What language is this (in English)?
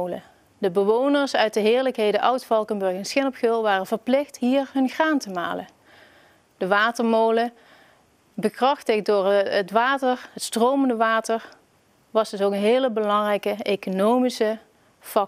Dutch